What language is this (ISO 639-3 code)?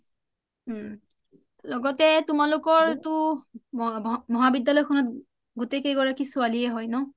asm